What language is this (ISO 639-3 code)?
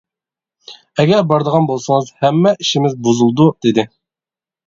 uig